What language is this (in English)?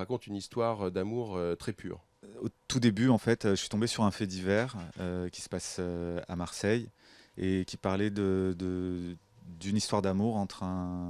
French